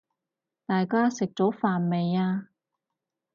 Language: Cantonese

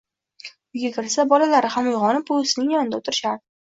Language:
Uzbek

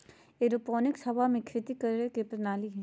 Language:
Magahi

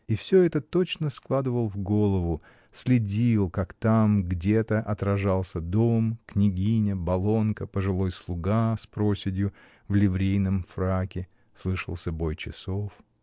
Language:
Russian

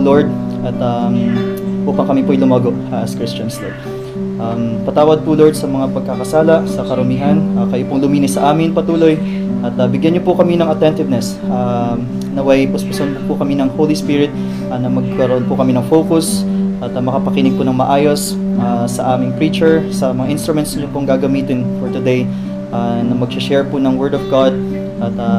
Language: Filipino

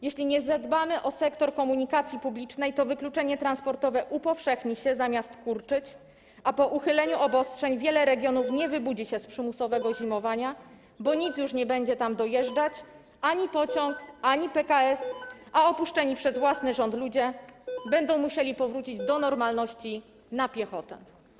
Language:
Polish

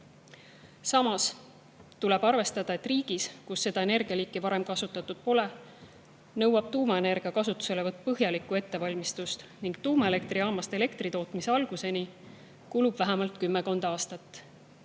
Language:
Estonian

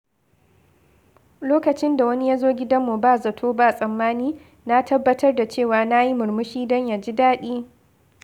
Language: Hausa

